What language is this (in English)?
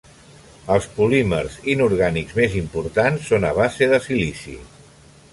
Catalan